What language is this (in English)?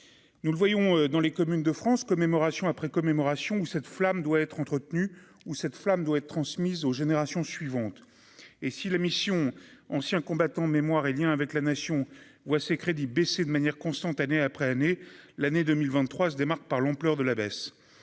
French